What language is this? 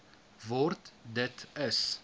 Afrikaans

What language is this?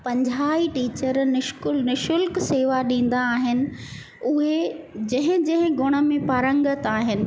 Sindhi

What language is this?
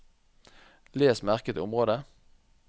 Norwegian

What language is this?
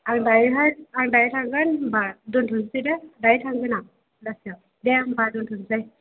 Bodo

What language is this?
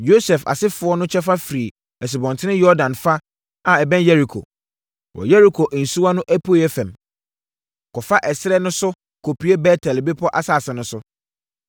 Akan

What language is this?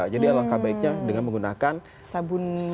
Indonesian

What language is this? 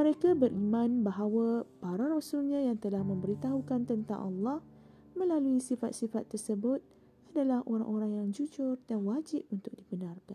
Malay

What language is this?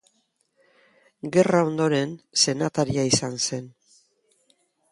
Basque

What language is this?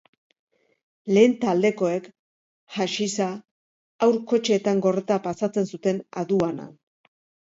Basque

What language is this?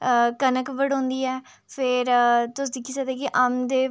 Dogri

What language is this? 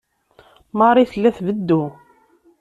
Kabyle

